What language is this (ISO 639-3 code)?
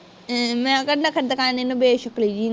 pan